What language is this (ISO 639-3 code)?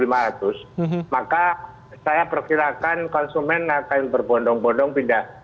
ind